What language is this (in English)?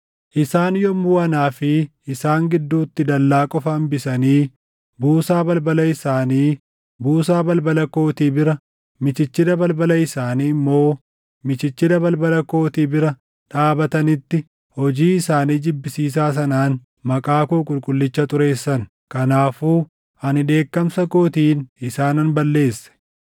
Oromo